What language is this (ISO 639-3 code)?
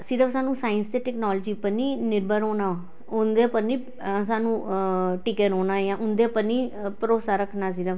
doi